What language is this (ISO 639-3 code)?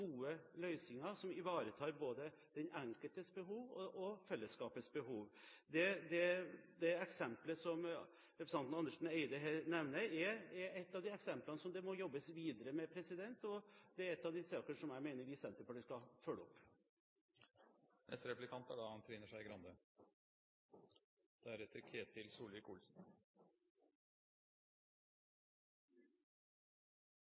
nor